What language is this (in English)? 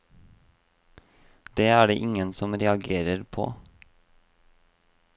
Norwegian